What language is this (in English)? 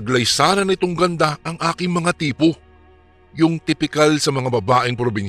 Filipino